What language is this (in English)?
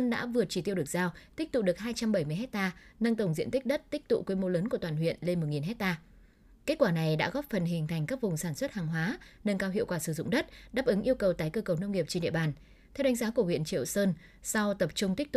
Vietnamese